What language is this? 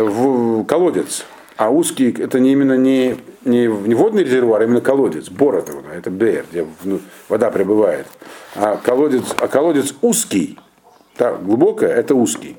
Russian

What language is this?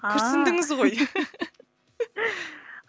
Kazakh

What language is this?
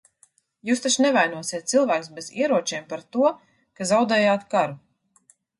Latvian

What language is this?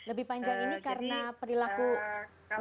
Indonesian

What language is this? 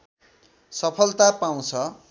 Nepali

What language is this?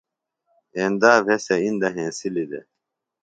Phalura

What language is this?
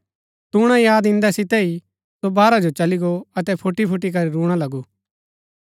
Gaddi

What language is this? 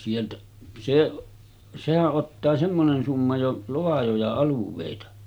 Finnish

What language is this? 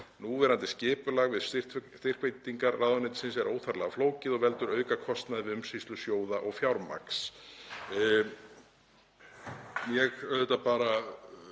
Icelandic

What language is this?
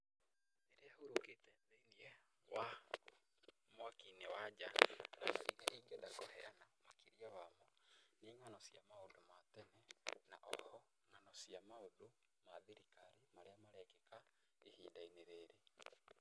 Kikuyu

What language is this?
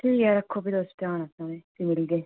Dogri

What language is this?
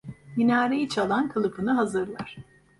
Turkish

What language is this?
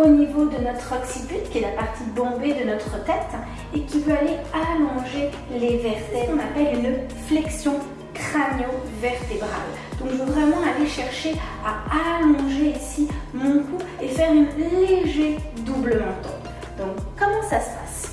French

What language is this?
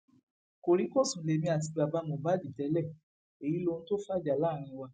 Yoruba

